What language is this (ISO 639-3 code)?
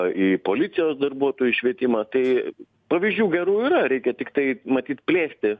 lit